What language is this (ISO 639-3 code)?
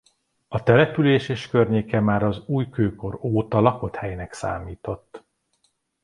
hun